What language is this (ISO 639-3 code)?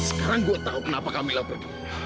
ind